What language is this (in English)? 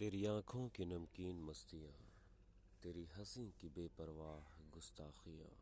Hindi